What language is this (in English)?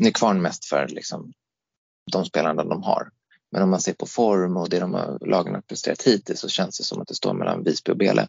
Swedish